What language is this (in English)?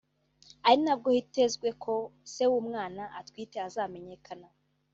Kinyarwanda